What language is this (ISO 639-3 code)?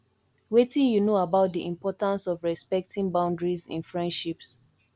pcm